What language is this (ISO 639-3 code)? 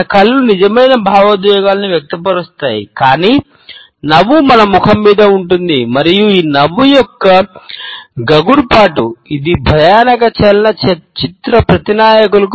tel